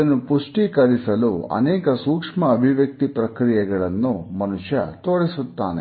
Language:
Kannada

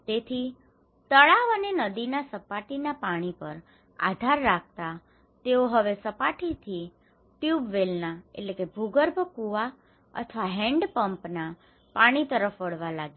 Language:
Gujarati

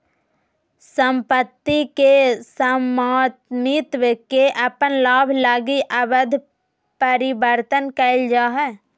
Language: Magahi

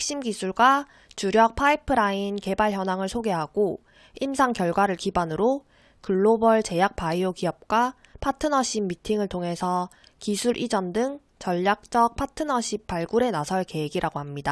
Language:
Korean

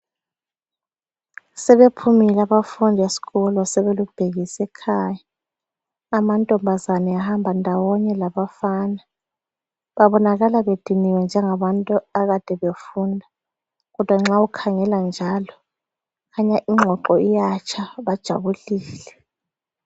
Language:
North Ndebele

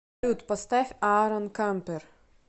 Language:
Russian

